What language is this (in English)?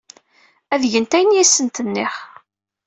Kabyle